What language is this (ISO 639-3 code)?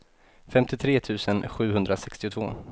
swe